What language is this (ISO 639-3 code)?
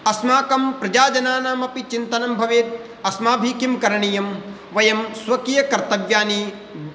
san